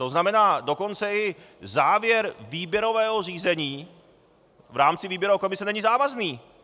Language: Czech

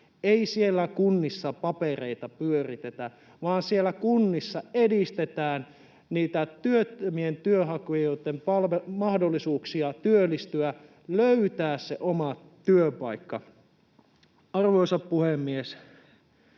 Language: Finnish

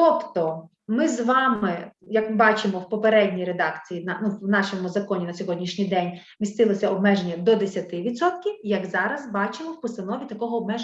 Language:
Ukrainian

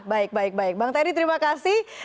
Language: Indonesian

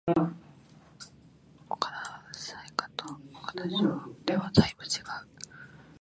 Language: Japanese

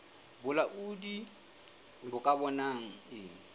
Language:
Southern Sotho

